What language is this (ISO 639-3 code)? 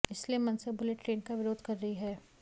hin